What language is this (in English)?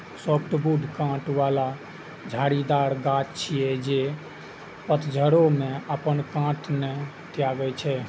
Maithili